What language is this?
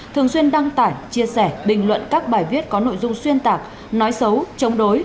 Vietnamese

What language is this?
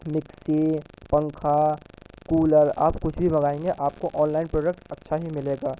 Urdu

